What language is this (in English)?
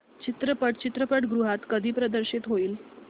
Marathi